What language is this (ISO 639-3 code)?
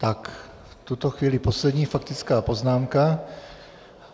ces